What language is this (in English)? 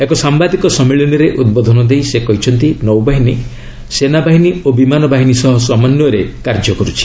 Odia